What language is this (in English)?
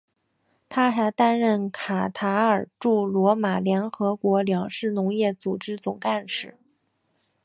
Chinese